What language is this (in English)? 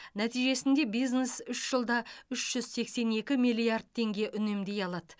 Kazakh